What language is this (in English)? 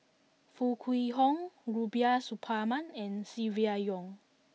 English